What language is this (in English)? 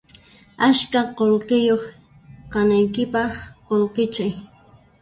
Puno Quechua